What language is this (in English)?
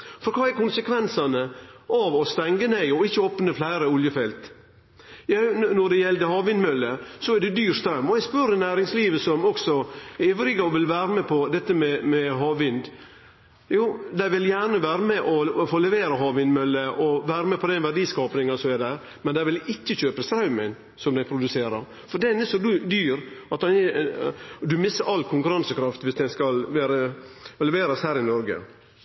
Norwegian Nynorsk